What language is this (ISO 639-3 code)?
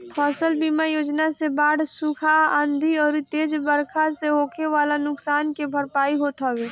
bho